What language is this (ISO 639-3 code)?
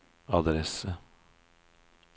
nor